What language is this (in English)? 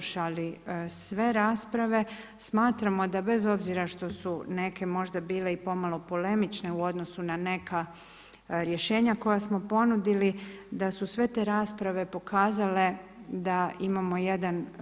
Croatian